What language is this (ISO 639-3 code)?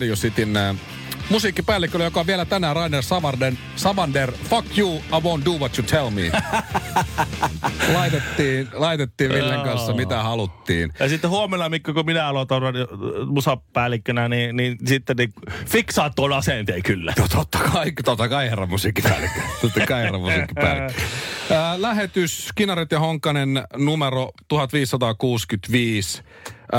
fin